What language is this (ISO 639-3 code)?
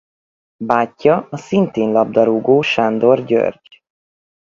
hun